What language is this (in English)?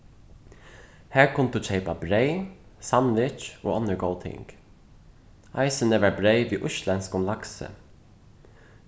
Faroese